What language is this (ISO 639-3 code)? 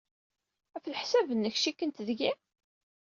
kab